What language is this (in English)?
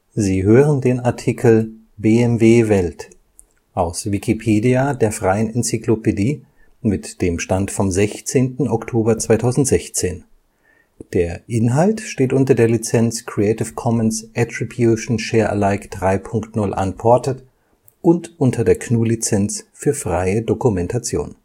German